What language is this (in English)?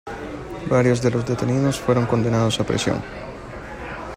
Spanish